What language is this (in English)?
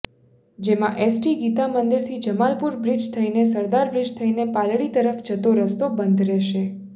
Gujarati